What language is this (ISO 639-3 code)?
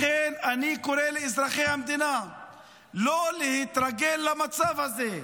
heb